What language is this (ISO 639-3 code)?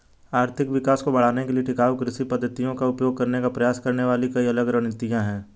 hin